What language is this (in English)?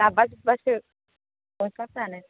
Bodo